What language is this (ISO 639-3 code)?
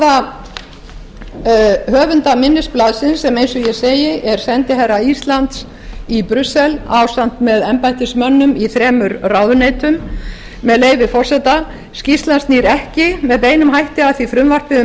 isl